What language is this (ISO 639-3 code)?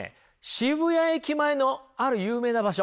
jpn